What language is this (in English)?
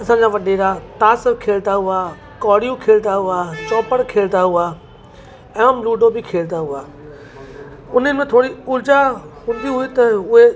Sindhi